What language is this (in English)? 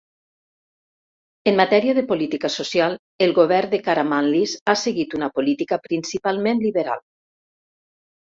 Catalan